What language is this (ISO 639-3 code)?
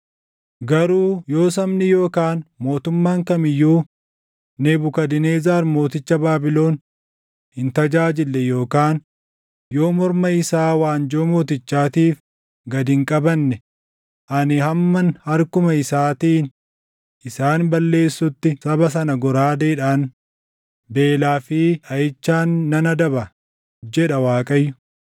orm